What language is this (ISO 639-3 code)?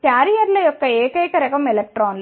tel